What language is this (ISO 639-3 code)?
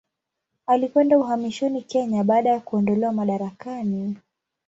swa